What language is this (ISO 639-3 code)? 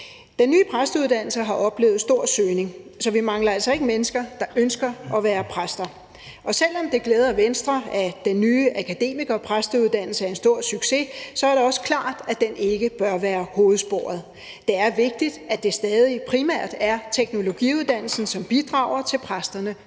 dan